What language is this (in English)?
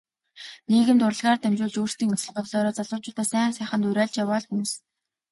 Mongolian